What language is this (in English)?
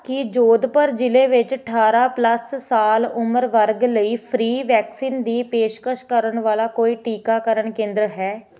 Punjabi